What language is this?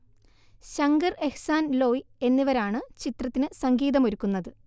Malayalam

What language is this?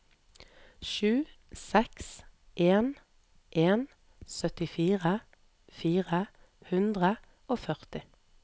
Norwegian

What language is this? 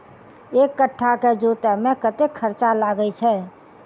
Maithili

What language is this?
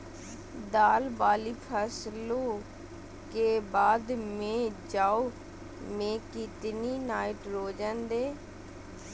Magahi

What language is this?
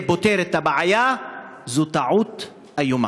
Hebrew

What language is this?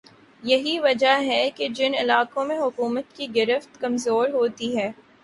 Urdu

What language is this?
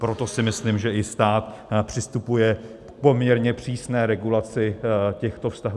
Czech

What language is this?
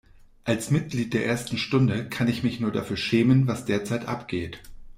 German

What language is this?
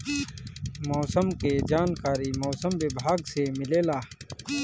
Bhojpuri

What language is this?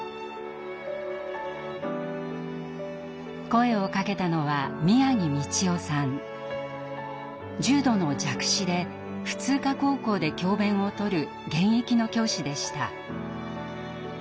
Japanese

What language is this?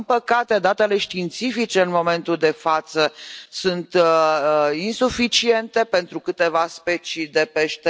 Romanian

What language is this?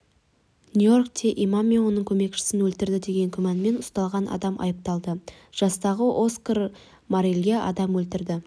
Kazakh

